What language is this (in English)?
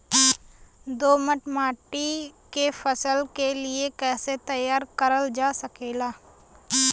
Bhojpuri